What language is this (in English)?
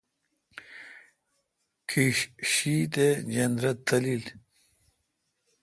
Kalkoti